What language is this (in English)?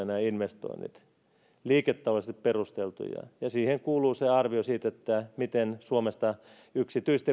Finnish